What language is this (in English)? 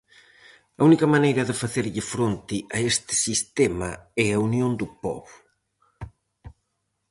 Galician